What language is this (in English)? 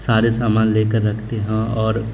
Urdu